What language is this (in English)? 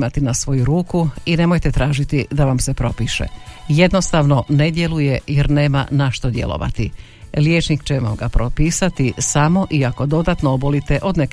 Croatian